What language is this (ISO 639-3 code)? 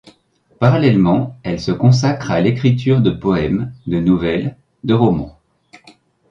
fra